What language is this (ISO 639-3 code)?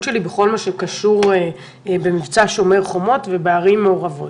heb